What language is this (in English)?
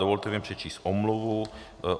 Czech